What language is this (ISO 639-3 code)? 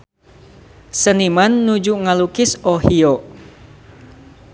sun